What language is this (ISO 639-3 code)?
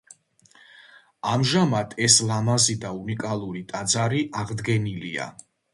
kat